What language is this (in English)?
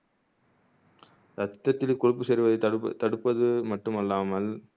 Tamil